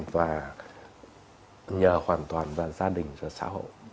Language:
Vietnamese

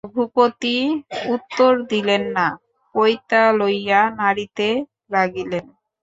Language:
Bangla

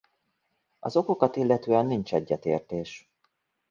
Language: Hungarian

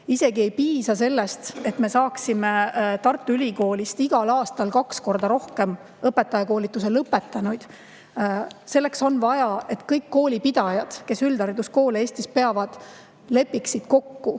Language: Estonian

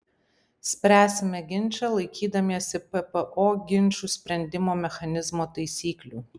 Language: Lithuanian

